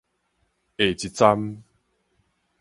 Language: Min Nan Chinese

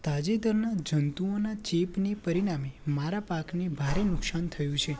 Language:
Gujarati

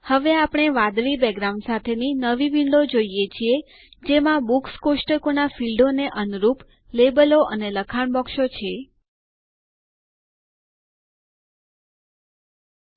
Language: Gujarati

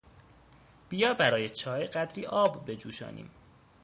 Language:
Persian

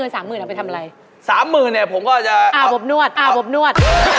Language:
Thai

